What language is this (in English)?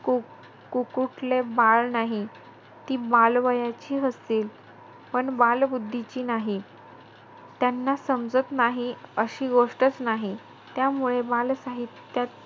Marathi